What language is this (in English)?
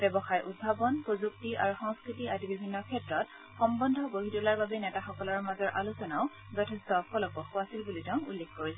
Assamese